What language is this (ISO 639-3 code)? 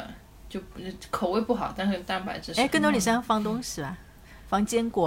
zho